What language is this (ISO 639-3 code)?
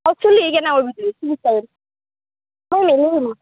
asm